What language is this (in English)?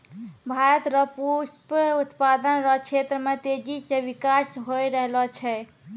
Maithili